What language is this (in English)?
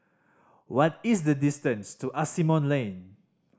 English